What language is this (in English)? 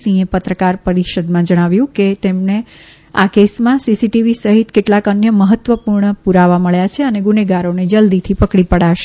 Gujarati